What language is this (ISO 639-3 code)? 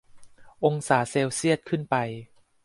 tha